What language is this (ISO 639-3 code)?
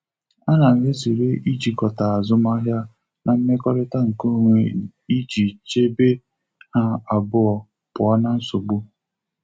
ibo